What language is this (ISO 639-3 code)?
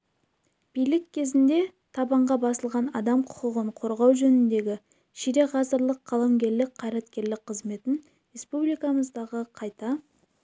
kaz